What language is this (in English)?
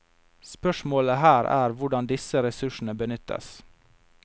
Norwegian